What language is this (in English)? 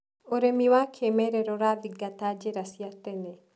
Kikuyu